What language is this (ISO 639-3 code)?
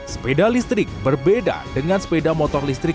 ind